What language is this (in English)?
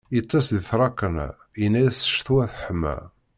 Kabyle